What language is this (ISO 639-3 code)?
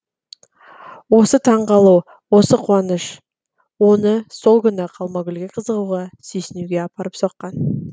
kaz